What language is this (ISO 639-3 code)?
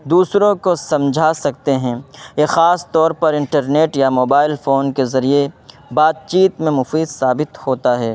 urd